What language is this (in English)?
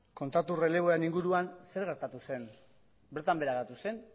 Basque